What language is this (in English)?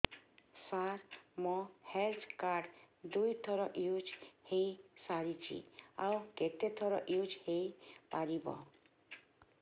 Odia